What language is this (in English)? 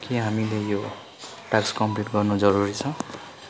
Nepali